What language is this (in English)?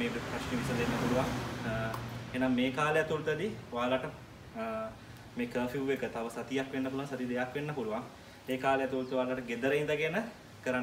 Indonesian